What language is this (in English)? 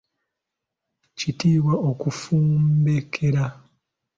Ganda